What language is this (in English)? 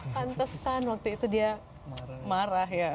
Indonesian